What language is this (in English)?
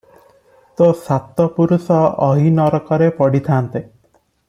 Odia